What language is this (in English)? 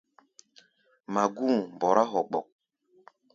Gbaya